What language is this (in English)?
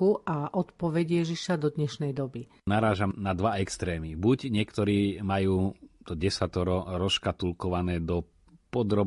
Slovak